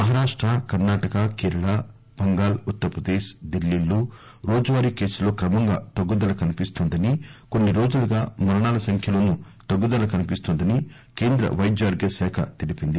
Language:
Telugu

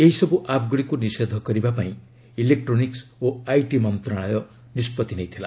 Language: Odia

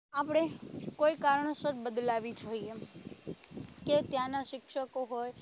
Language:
Gujarati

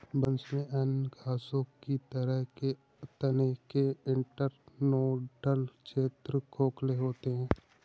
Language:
Hindi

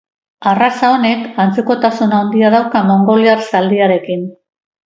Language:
Basque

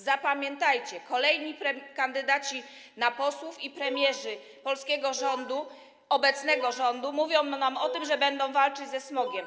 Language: Polish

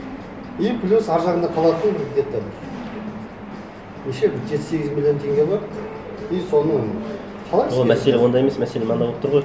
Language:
Kazakh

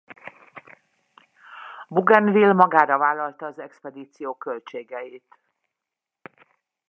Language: Hungarian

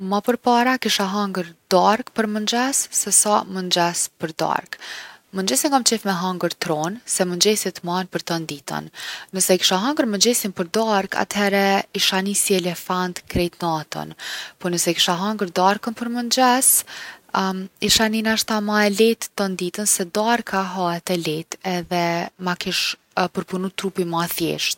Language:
Gheg Albanian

